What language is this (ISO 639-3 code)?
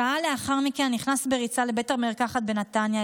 heb